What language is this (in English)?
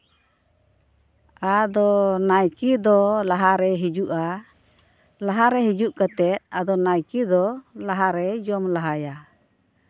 Santali